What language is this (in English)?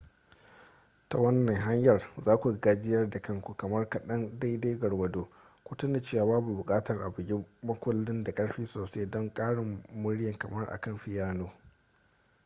Hausa